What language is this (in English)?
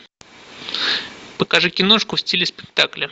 Russian